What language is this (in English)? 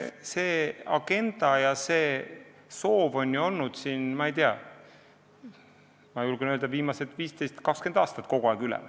Estonian